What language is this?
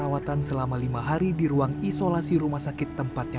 Indonesian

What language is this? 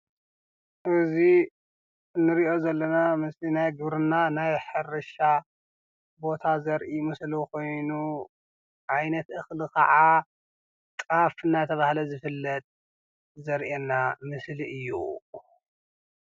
Tigrinya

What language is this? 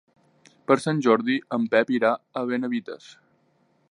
Catalan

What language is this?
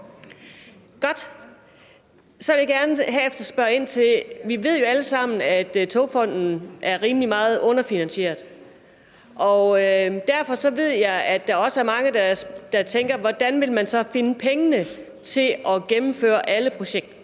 Danish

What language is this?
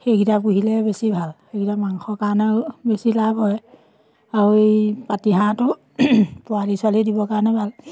Assamese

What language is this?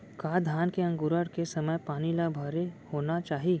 Chhattisgarhi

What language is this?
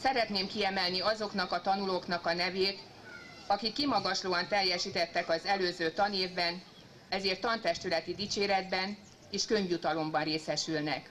Hungarian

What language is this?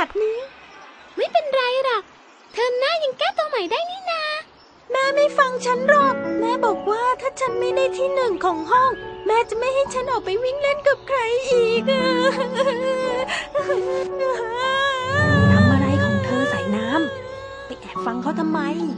Thai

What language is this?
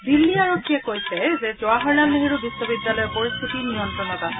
Assamese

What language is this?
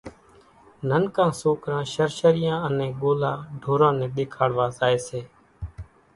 Kachi Koli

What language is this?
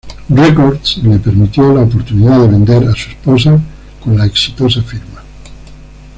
Spanish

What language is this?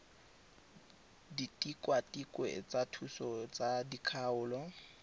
Tswana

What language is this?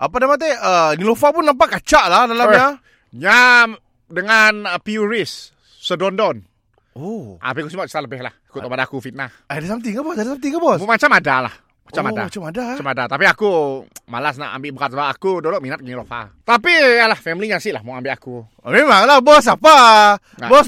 Malay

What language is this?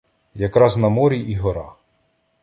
Ukrainian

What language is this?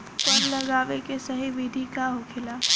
Bhojpuri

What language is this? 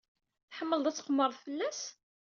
Kabyle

